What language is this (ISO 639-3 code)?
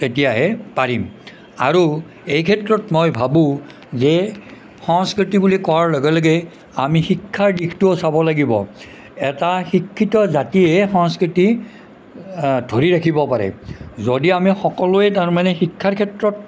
asm